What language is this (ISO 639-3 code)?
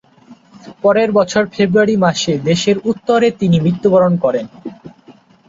ben